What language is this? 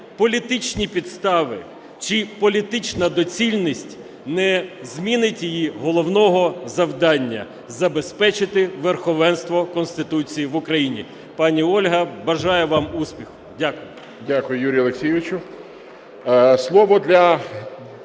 Ukrainian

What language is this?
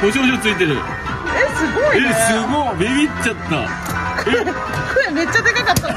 Japanese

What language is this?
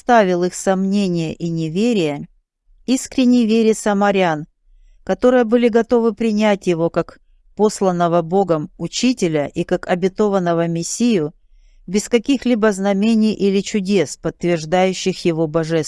Russian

